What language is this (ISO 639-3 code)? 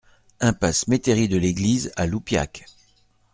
fra